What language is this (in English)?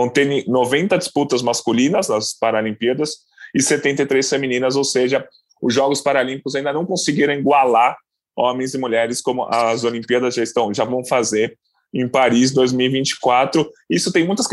Portuguese